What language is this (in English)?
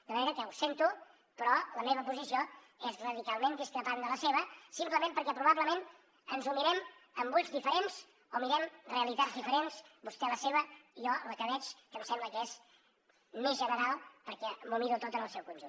Catalan